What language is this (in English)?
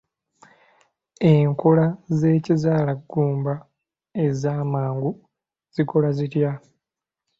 Ganda